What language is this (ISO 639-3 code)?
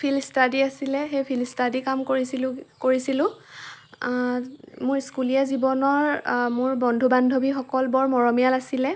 asm